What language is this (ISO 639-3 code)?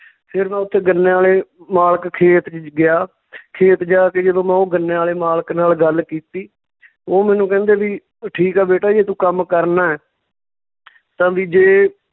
pan